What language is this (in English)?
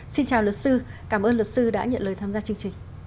Vietnamese